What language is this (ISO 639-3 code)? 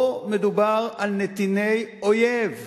heb